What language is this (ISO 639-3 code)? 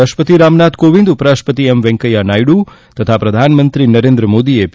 guj